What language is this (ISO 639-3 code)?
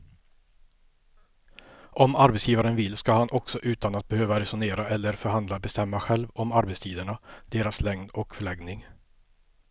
swe